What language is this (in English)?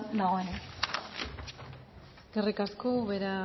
Basque